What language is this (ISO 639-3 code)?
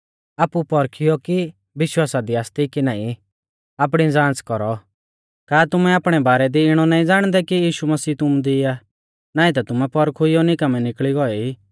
bfz